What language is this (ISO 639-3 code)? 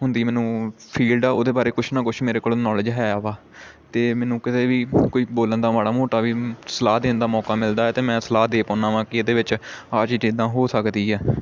pan